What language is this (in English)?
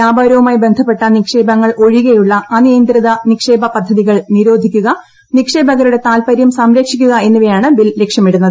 Malayalam